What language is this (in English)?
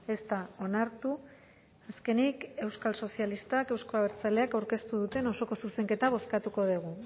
Basque